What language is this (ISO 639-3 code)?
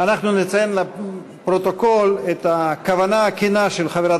heb